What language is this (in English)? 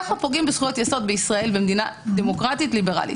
Hebrew